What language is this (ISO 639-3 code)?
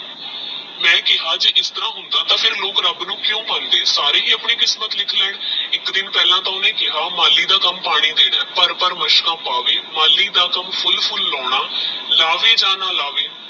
pan